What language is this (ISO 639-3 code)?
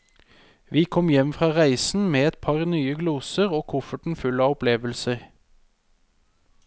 nor